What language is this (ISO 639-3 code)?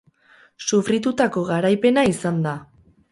eus